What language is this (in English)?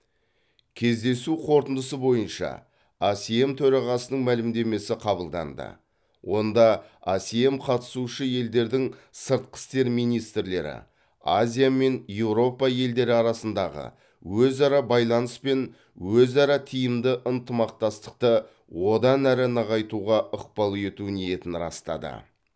Kazakh